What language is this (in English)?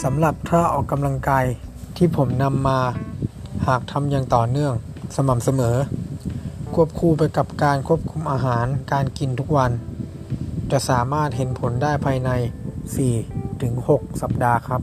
Thai